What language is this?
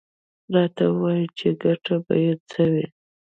Pashto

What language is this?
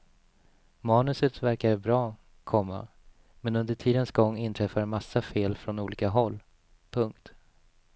Swedish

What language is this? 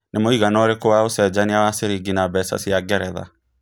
Kikuyu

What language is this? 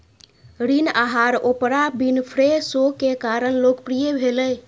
Maithili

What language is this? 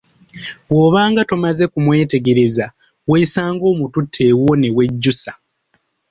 Ganda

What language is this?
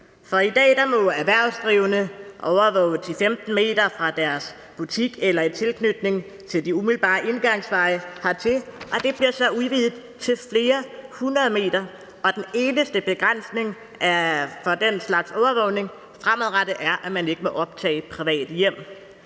Danish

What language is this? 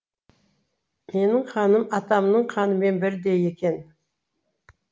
Kazakh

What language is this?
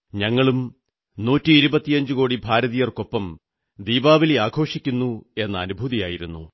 Malayalam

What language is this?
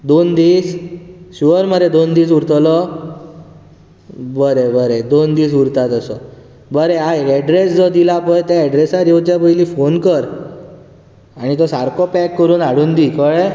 Konkani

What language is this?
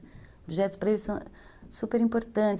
Portuguese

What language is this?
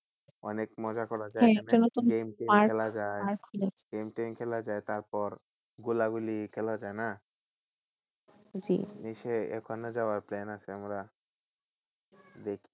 Bangla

